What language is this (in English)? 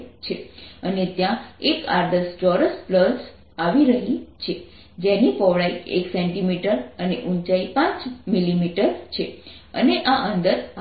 Gujarati